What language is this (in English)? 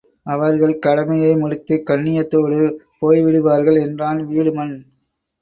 Tamil